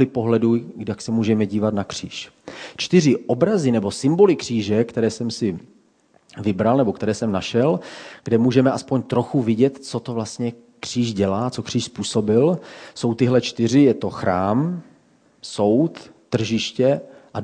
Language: Czech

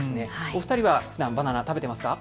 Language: Japanese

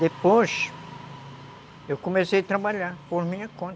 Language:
Portuguese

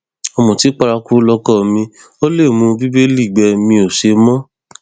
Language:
Yoruba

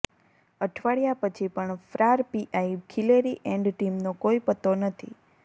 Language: Gujarati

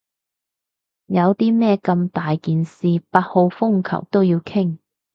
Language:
Cantonese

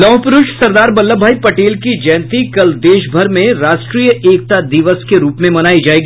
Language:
Hindi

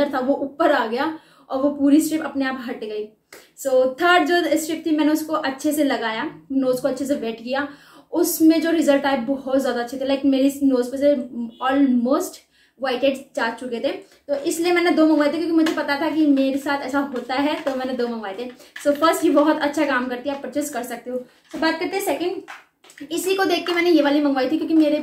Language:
Hindi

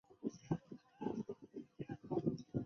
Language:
Chinese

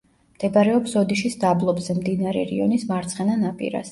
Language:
Georgian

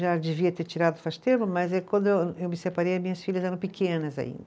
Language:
Portuguese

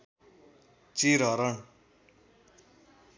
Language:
Nepali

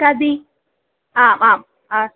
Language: Sanskrit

